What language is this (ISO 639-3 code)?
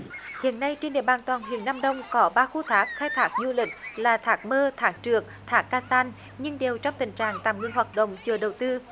vie